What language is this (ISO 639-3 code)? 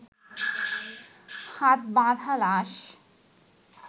ben